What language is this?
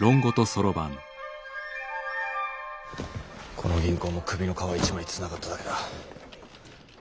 Japanese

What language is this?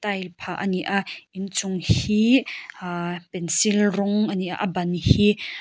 Mizo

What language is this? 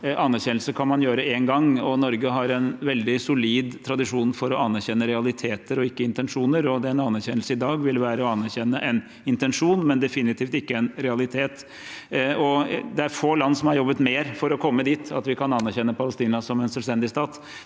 Norwegian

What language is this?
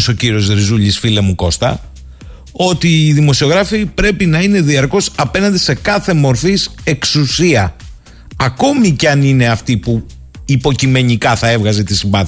Greek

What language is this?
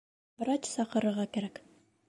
Bashkir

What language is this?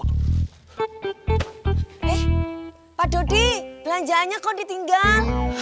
Indonesian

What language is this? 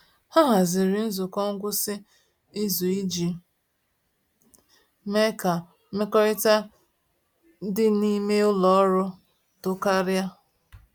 Igbo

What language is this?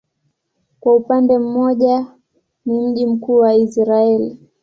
Swahili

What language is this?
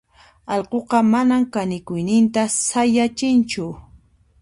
Puno Quechua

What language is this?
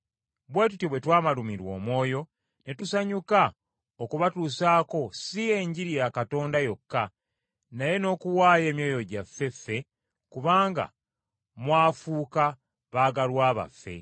Ganda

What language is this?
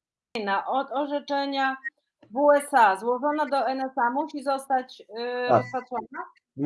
Polish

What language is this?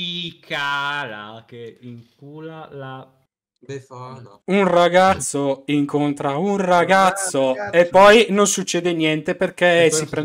Italian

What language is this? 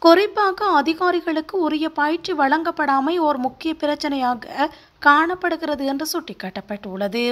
Tamil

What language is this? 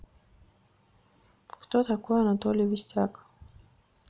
Russian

